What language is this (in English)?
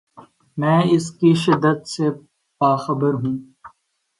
Urdu